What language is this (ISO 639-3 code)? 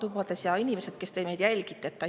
est